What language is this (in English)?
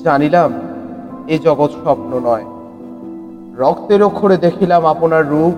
Bangla